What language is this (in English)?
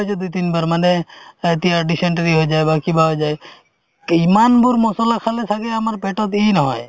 Assamese